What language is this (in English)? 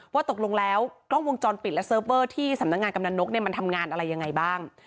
Thai